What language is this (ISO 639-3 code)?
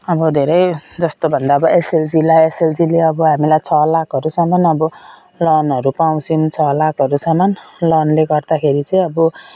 nep